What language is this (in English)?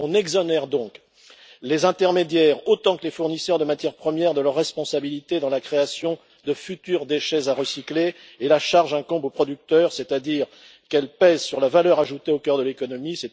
French